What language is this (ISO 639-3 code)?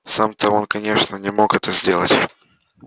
rus